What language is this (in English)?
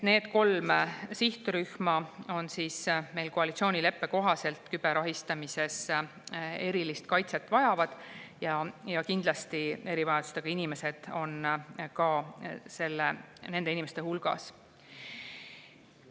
Estonian